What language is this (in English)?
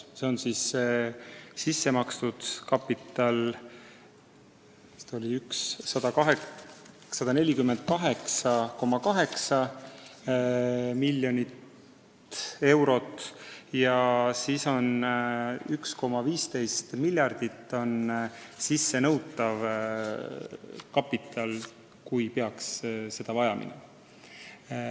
Estonian